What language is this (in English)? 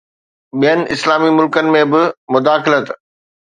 Sindhi